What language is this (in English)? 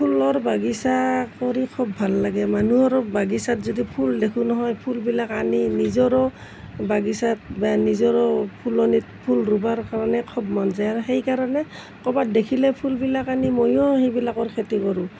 Assamese